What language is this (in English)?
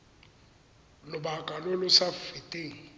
Tswana